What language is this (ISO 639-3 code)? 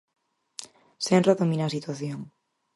glg